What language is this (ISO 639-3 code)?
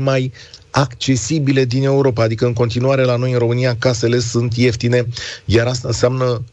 ron